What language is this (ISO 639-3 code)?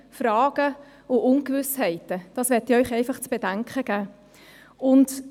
gsw